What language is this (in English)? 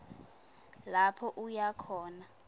Swati